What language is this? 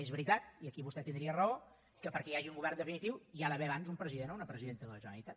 Catalan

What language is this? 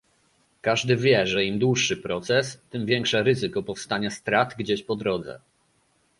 Polish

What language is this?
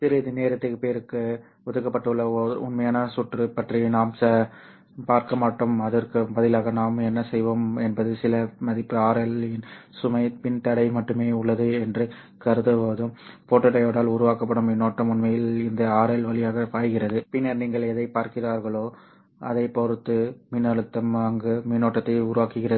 Tamil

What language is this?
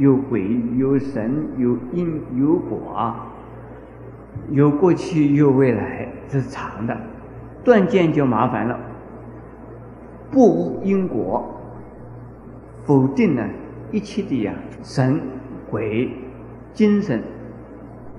Chinese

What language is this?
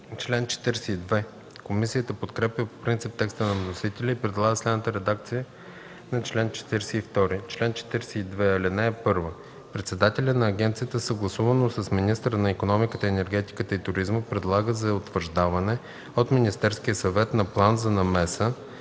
Bulgarian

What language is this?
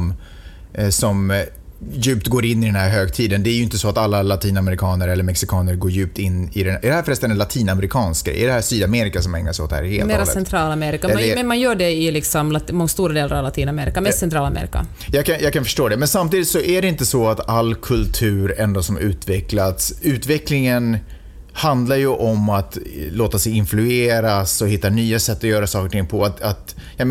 Swedish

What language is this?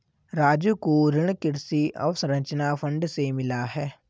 Hindi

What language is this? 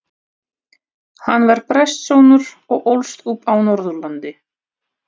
Icelandic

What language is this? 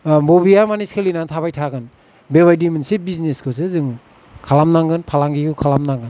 Bodo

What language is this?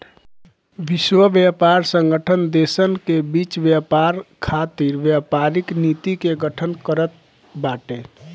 Bhojpuri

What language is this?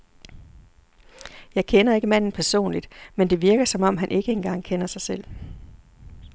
Danish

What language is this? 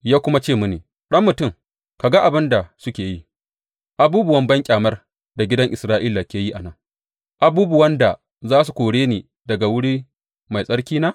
Hausa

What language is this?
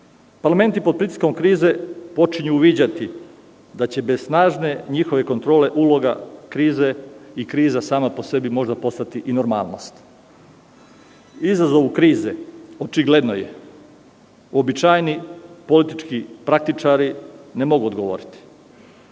Serbian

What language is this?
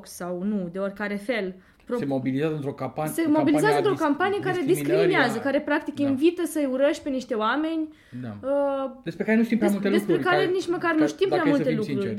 Romanian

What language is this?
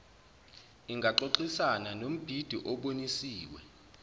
Zulu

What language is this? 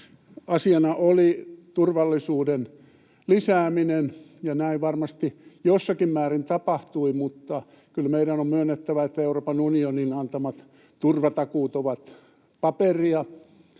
Finnish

